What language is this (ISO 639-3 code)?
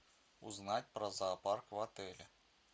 rus